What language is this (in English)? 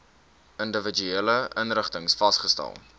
Afrikaans